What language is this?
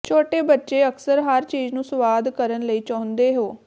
Punjabi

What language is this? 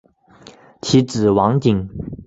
Chinese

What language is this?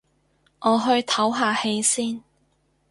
Cantonese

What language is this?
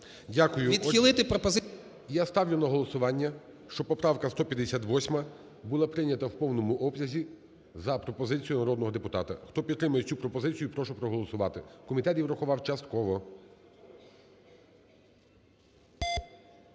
Ukrainian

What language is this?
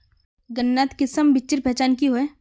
Magahi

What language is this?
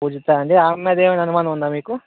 Telugu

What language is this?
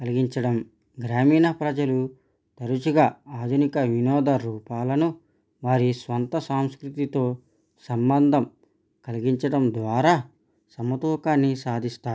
Telugu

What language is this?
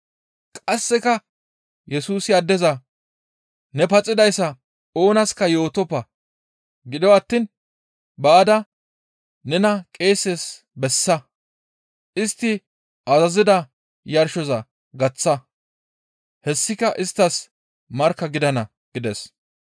Gamo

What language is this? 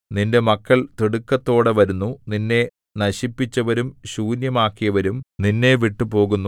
Malayalam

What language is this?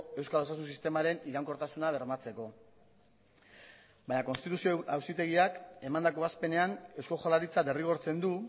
Basque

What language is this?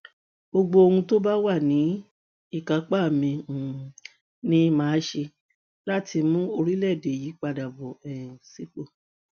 Yoruba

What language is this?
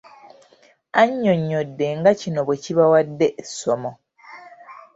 Ganda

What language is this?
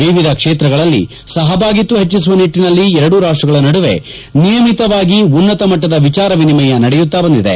Kannada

